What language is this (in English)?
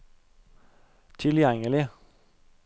Norwegian